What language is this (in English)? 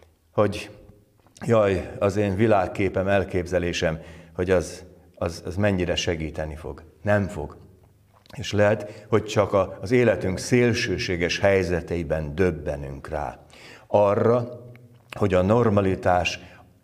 Hungarian